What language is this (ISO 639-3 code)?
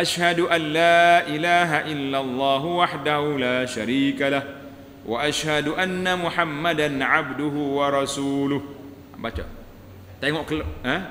msa